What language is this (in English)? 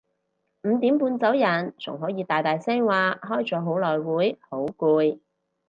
Cantonese